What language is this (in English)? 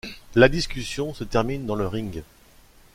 French